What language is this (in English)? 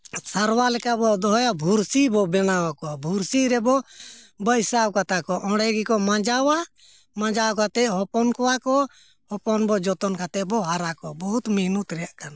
Santali